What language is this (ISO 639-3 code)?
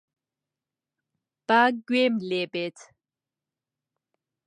ckb